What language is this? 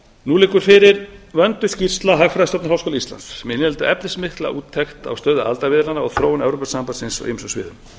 Icelandic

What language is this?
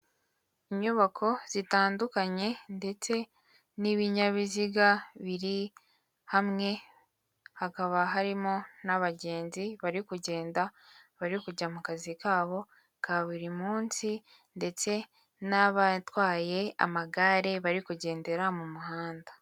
Kinyarwanda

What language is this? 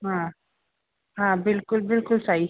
Sindhi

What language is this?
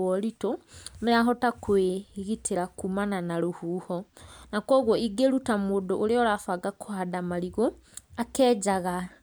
Kikuyu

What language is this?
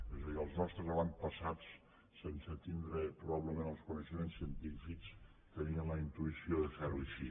Catalan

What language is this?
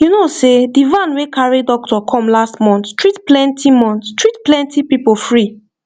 Nigerian Pidgin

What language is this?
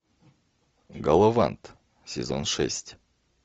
Russian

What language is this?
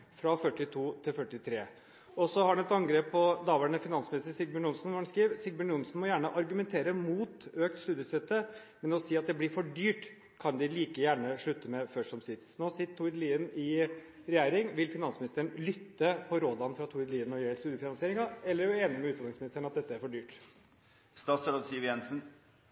Norwegian Bokmål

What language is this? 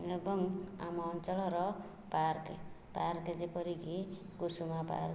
Odia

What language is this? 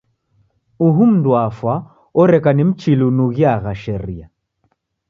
Taita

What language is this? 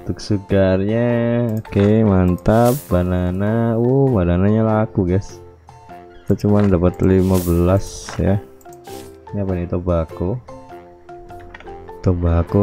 Indonesian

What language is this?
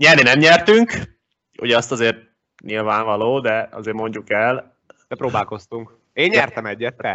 Hungarian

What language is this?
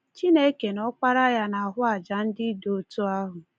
Igbo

